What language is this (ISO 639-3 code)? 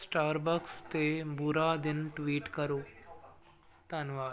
pan